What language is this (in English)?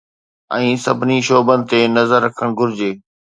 Sindhi